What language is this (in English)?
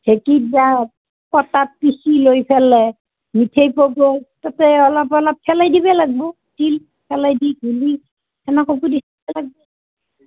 Assamese